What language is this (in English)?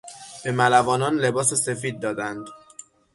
Persian